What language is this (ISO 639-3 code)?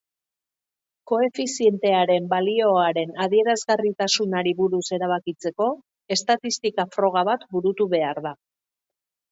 eus